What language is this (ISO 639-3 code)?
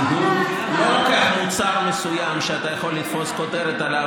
heb